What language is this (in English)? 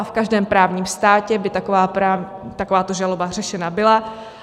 Czech